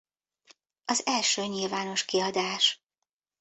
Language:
Hungarian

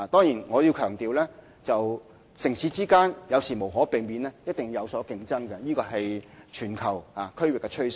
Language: Cantonese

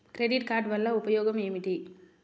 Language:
Telugu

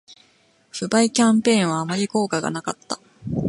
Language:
Japanese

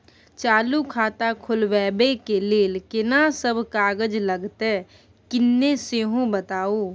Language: Maithili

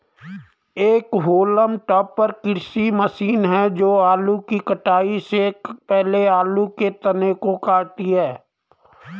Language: Hindi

